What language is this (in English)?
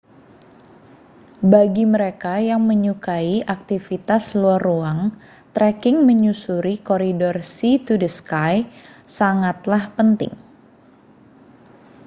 Indonesian